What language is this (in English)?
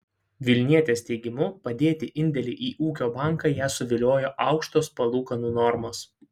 Lithuanian